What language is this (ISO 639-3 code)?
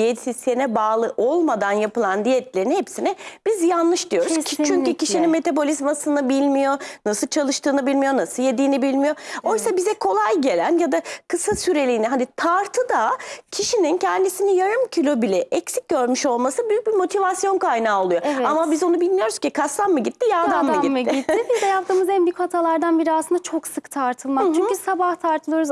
tur